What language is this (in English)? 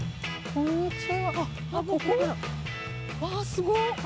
Japanese